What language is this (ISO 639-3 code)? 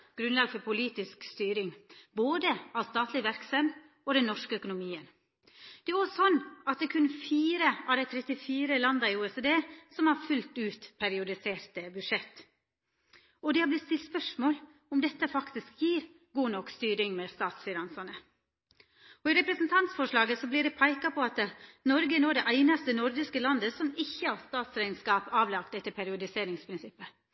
nno